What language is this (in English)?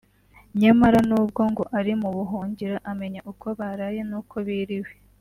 Kinyarwanda